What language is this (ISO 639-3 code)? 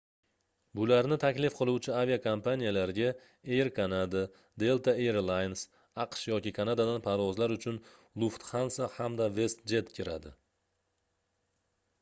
uzb